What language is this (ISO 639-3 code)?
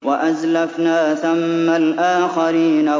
ara